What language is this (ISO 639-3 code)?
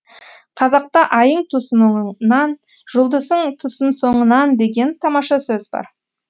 kaz